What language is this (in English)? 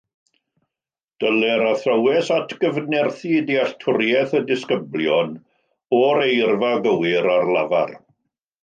Welsh